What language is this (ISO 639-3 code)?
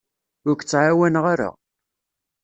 kab